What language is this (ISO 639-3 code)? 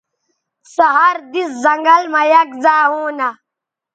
btv